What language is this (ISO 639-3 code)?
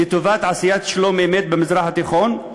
heb